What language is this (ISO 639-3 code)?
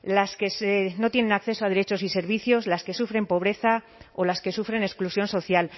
spa